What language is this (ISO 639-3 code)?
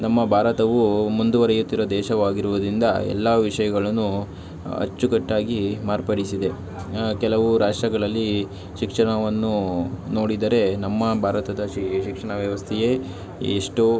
kan